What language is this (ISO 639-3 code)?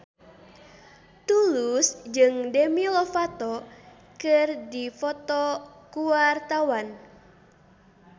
sun